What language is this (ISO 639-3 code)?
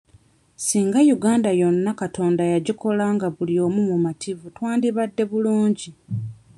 lug